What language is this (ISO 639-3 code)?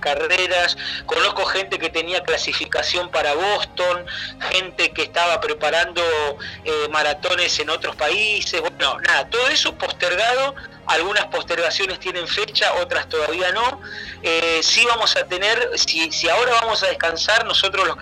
spa